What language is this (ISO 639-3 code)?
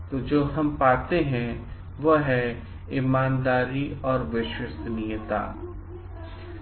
hin